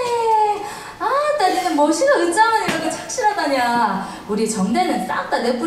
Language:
Korean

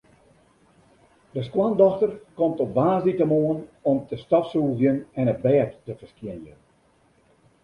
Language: Western Frisian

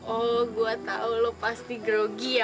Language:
Indonesian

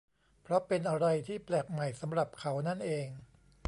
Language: Thai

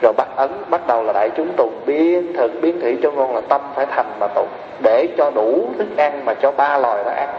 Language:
Vietnamese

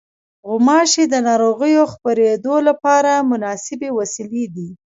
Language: Pashto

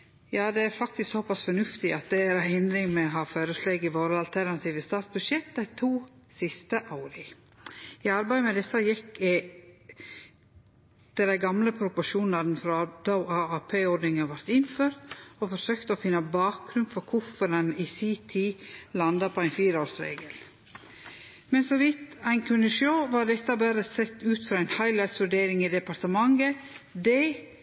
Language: Norwegian Nynorsk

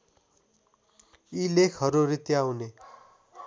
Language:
Nepali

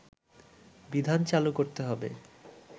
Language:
Bangla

